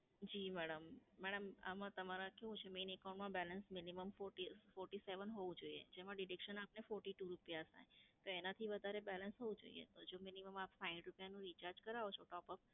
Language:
Gujarati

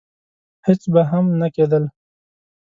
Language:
Pashto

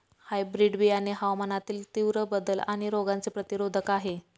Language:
Marathi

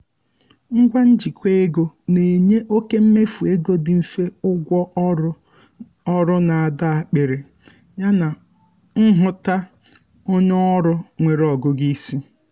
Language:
Igbo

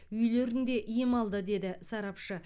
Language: Kazakh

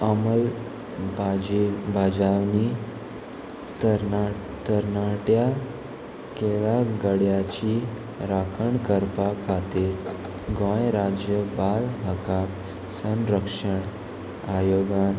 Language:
Konkani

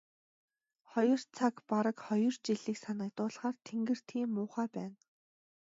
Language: Mongolian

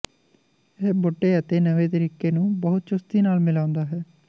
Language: Punjabi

